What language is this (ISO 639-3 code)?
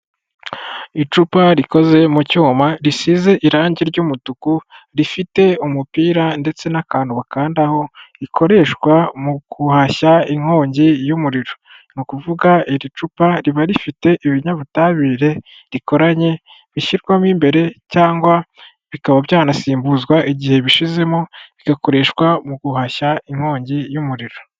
kin